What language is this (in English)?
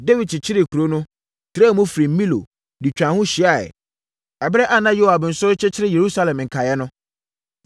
Akan